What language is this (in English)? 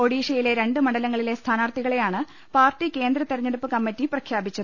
Malayalam